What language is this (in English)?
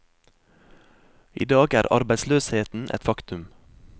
Norwegian